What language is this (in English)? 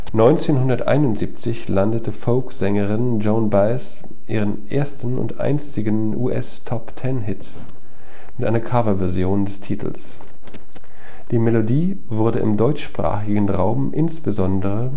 German